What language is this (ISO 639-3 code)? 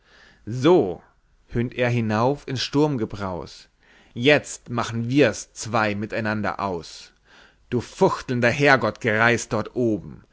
deu